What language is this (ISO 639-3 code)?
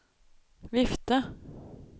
nor